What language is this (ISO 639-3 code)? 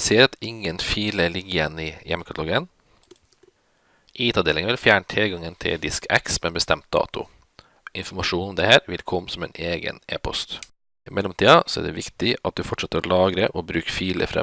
rus